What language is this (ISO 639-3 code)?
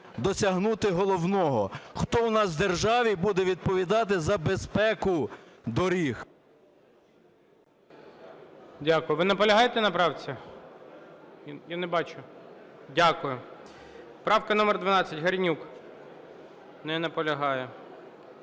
ukr